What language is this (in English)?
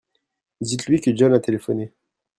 French